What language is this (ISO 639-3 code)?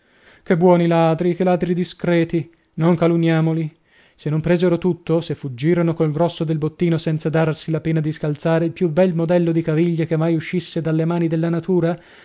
ita